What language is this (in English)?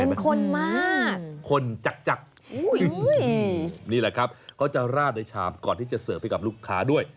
Thai